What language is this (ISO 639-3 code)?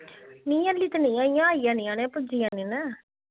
doi